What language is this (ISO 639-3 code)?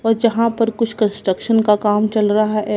hin